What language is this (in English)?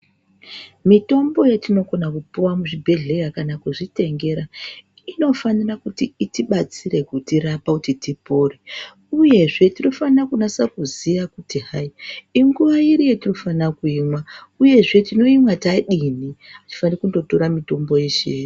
Ndau